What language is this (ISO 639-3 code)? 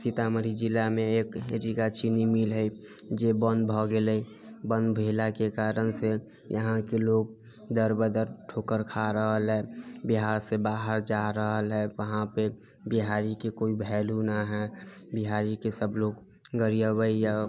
mai